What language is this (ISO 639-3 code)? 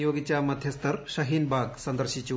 mal